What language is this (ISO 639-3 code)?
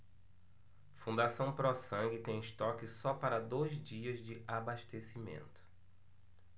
por